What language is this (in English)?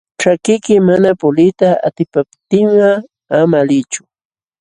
Jauja Wanca Quechua